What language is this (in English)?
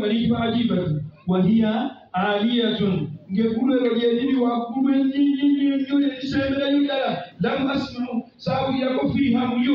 Arabic